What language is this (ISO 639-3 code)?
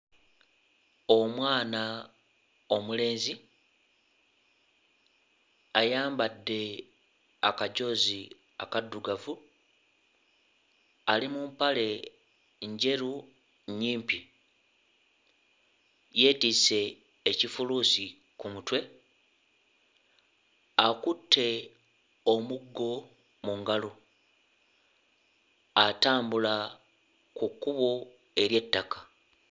lug